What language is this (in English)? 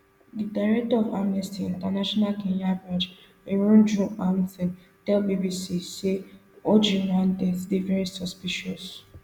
Nigerian Pidgin